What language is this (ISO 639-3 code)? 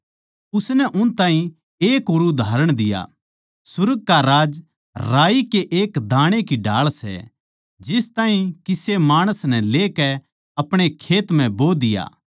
bgc